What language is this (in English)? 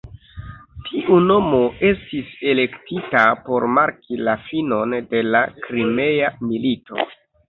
Esperanto